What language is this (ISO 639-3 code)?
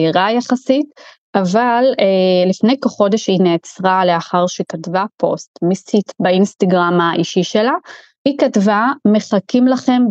heb